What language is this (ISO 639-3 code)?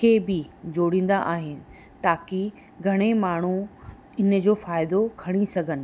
snd